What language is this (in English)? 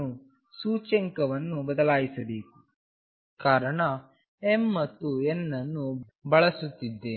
Kannada